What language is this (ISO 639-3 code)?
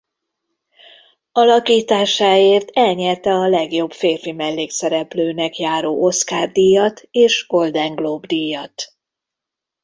hun